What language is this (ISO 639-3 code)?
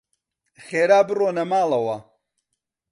ckb